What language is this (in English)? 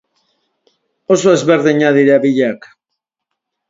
Basque